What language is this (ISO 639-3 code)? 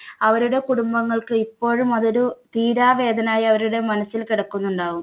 mal